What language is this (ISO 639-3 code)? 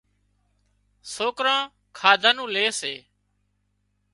kxp